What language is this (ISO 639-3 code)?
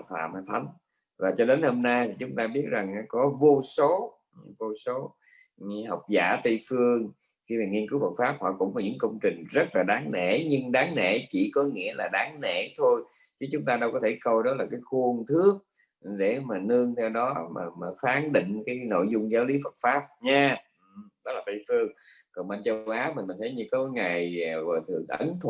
vie